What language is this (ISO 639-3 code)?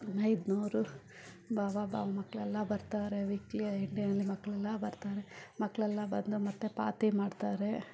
kan